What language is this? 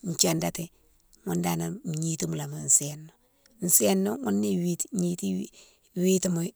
Mansoanka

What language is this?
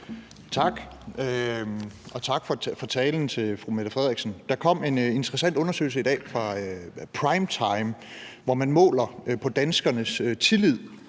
Danish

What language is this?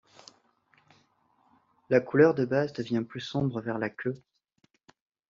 French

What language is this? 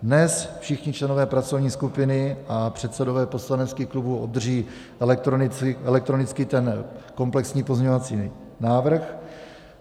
Czech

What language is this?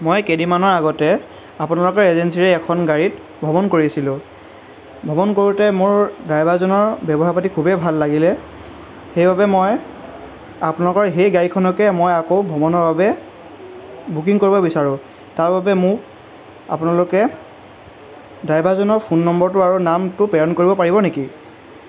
Assamese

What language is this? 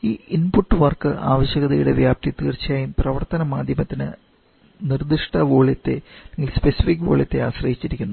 Malayalam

